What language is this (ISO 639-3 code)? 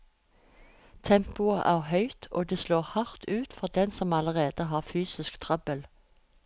nor